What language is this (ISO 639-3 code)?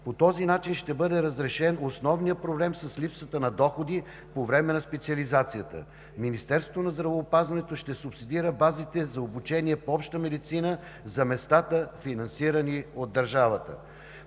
bul